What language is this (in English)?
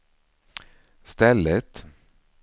Swedish